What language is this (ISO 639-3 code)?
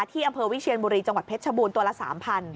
tha